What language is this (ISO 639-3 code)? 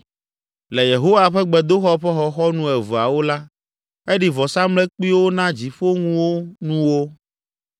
ewe